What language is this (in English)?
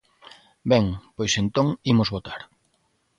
Galician